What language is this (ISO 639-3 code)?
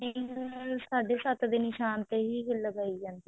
pan